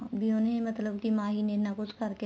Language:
Punjabi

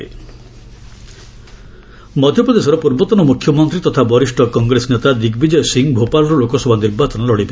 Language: Odia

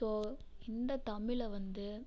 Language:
Tamil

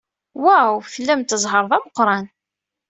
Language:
Kabyle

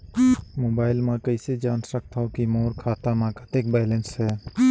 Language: Chhattisgarhi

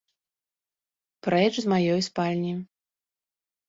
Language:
Belarusian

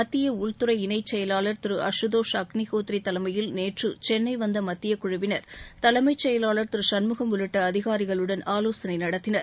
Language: Tamil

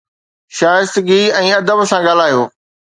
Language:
Sindhi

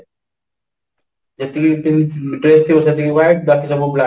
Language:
Odia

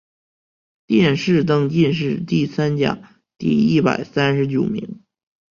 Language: Chinese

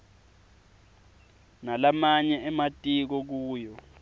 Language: Swati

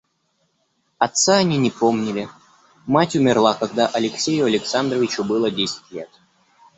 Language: Russian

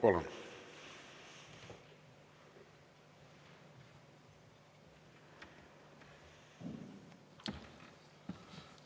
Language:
Estonian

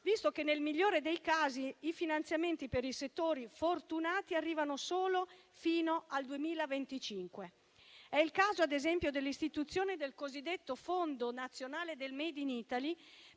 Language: Italian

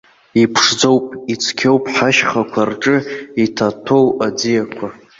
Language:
Abkhazian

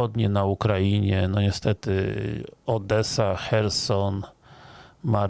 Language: Polish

